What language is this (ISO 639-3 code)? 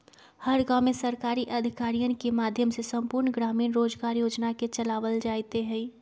mag